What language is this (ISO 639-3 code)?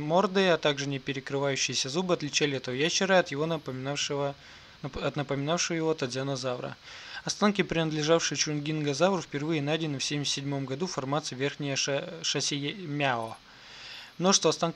rus